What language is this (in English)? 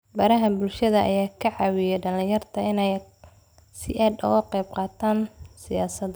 Somali